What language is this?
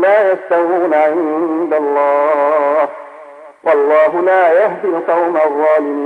Arabic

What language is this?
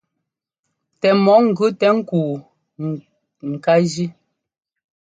Ngomba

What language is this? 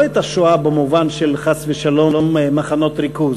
Hebrew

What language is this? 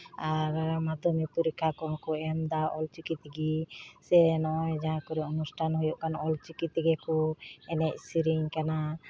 Santali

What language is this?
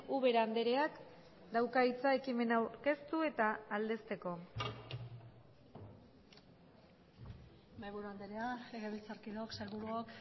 Basque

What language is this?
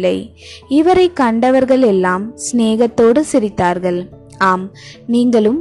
Tamil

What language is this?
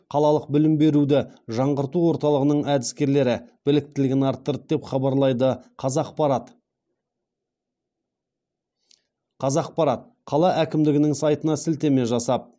Kazakh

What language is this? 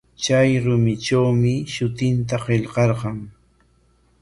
Corongo Ancash Quechua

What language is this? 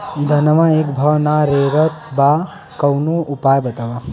Bhojpuri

